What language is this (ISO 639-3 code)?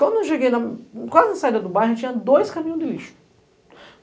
por